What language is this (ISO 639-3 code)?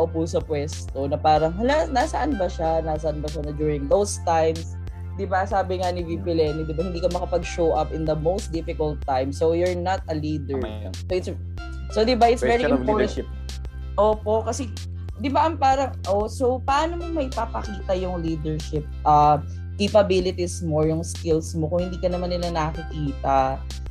fil